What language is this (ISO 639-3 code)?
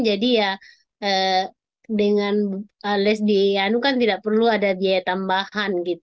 ind